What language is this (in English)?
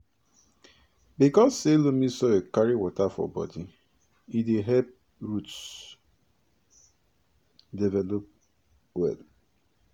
Nigerian Pidgin